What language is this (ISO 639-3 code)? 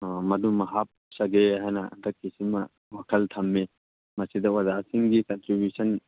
mni